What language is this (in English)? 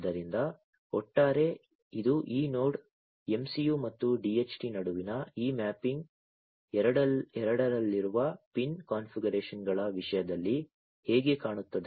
Kannada